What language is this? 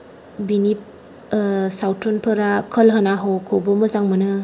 Bodo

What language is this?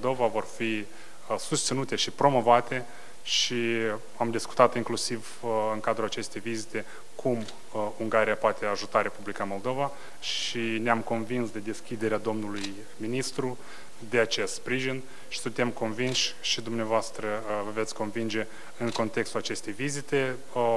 Romanian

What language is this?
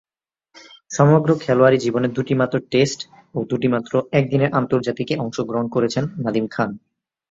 Bangla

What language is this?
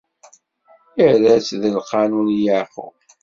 Kabyle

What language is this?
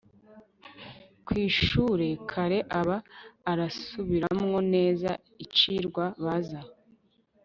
Kinyarwanda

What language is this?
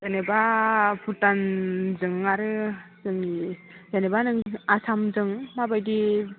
Bodo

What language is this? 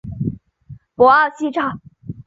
Chinese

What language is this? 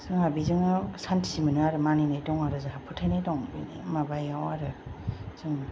Bodo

